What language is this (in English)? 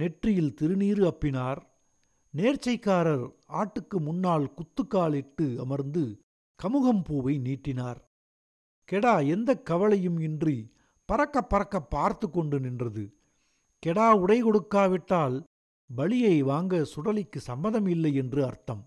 Tamil